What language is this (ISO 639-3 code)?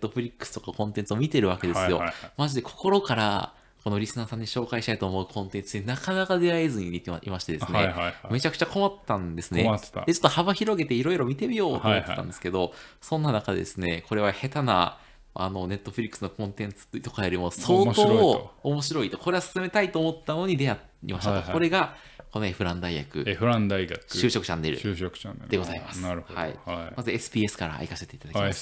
jpn